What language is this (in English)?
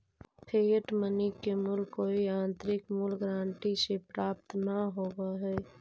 Magahi